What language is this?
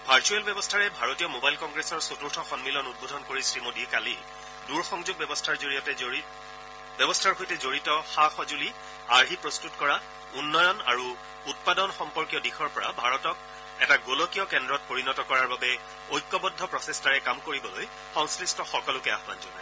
Assamese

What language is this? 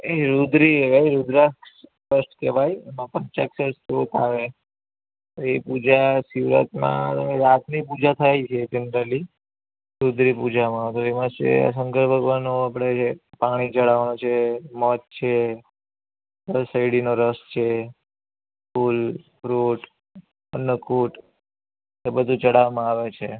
Gujarati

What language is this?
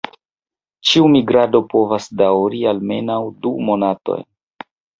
Esperanto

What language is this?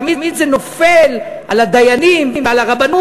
Hebrew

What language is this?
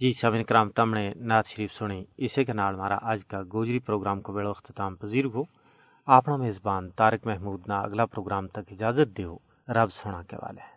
Urdu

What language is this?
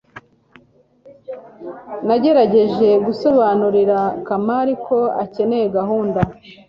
Kinyarwanda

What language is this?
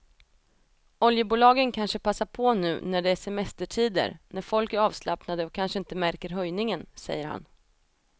Swedish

